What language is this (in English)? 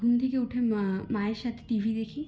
Bangla